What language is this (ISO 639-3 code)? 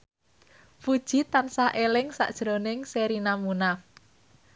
jav